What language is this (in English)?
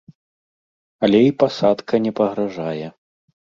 Belarusian